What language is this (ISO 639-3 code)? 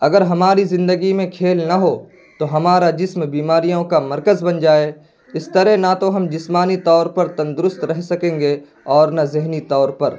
urd